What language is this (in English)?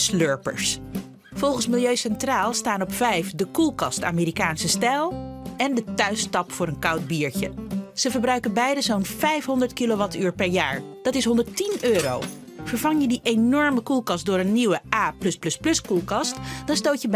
Dutch